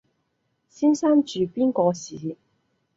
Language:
Cantonese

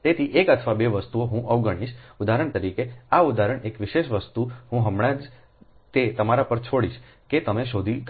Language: Gujarati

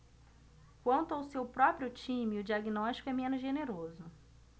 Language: Portuguese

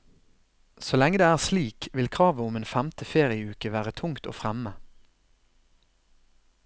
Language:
Norwegian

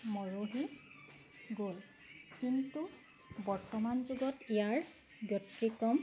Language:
Assamese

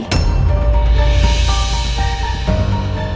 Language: Indonesian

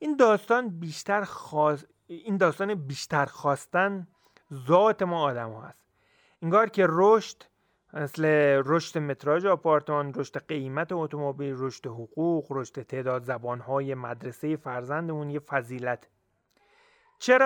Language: Persian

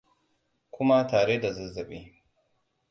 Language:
Hausa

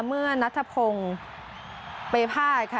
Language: Thai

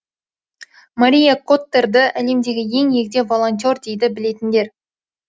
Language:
Kazakh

